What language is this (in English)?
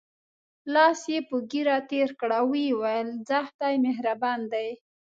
Pashto